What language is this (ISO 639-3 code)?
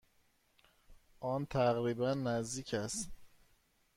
fas